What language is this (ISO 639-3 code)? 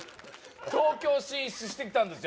jpn